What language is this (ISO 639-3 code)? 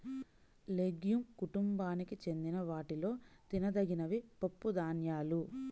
tel